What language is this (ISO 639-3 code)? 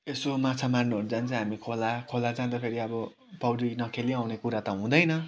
nep